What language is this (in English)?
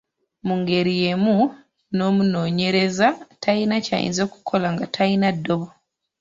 Ganda